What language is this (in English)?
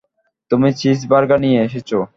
Bangla